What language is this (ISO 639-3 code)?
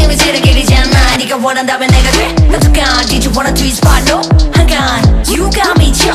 kor